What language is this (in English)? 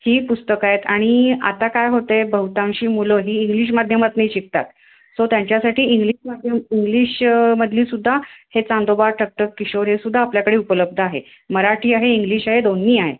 Marathi